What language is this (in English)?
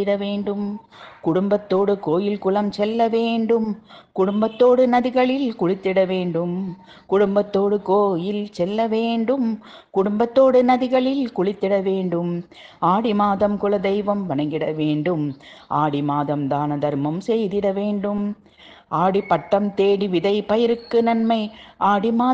Tamil